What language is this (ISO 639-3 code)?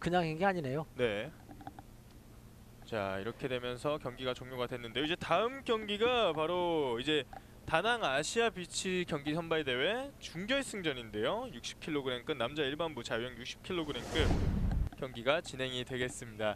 kor